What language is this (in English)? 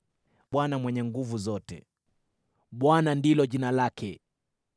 Swahili